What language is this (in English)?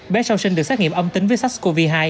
Vietnamese